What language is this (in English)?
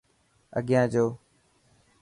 Dhatki